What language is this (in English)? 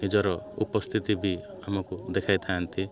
Odia